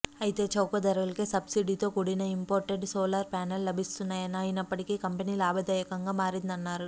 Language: Telugu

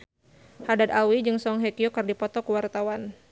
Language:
Sundanese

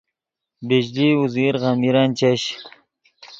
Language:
Yidgha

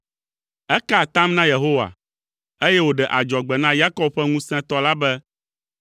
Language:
Ewe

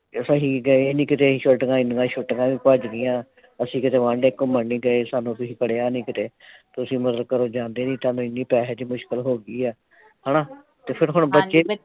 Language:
Punjabi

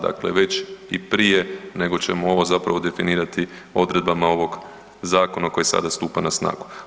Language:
Croatian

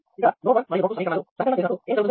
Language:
Telugu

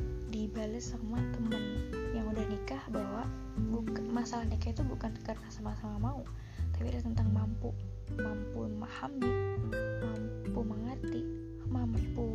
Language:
Indonesian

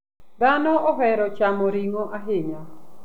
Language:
Luo (Kenya and Tanzania)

